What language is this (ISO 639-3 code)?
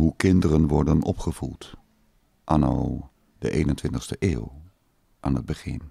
nld